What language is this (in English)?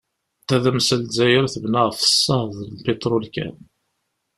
Kabyle